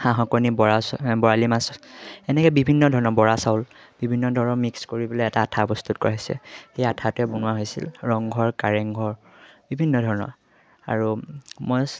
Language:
Assamese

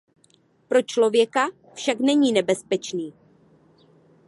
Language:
Czech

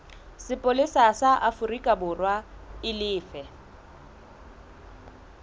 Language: Southern Sotho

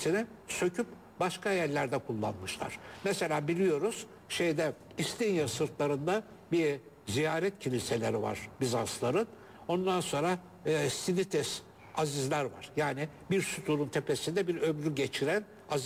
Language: Turkish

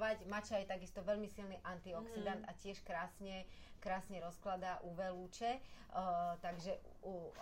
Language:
Slovak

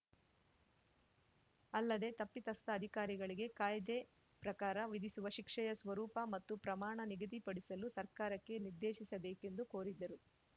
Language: Kannada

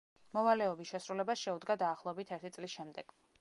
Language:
Georgian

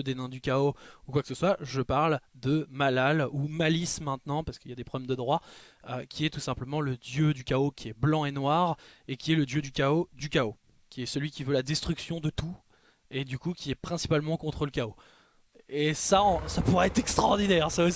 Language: French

